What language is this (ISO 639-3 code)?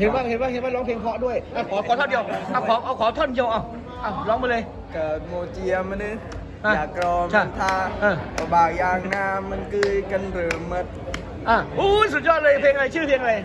tha